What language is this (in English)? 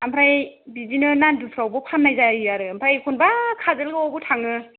Bodo